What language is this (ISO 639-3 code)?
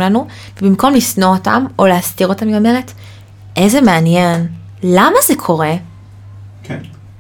heb